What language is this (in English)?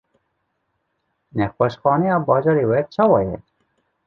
Kurdish